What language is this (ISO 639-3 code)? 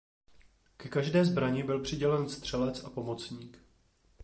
ces